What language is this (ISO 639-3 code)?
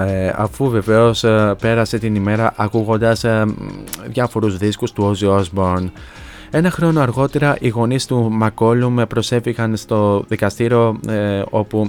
ell